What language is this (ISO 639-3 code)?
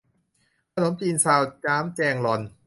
tha